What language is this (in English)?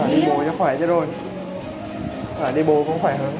Vietnamese